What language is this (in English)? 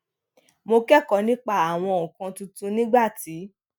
Yoruba